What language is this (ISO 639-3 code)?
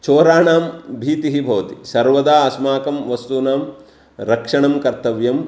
san